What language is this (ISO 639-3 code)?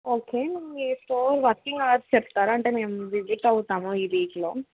tel